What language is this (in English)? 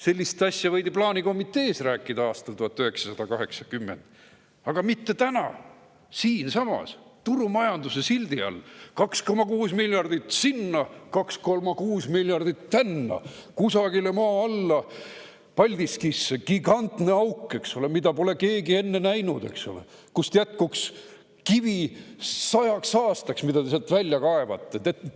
Estonian